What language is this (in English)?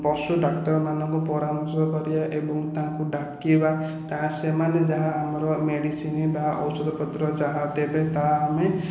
Odia